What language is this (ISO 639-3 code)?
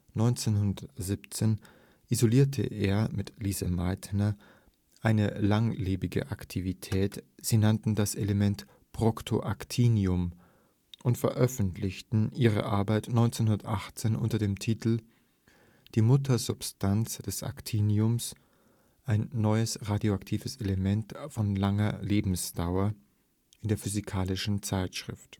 deu